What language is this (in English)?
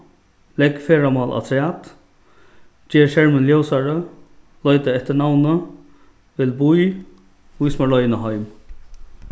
Faroese